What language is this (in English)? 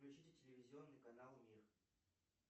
Russian